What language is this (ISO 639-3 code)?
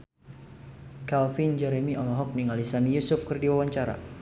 sun